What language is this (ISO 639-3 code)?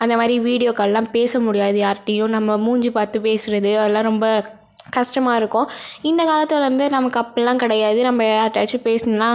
tam